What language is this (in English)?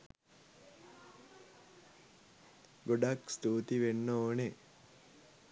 Sinhala